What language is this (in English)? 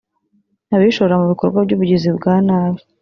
Kinyarwanda